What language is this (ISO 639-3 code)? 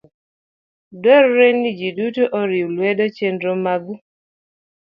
luo